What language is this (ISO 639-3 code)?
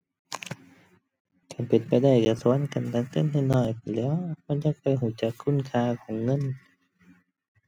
tha